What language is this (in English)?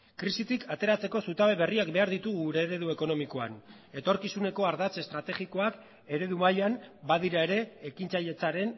Basque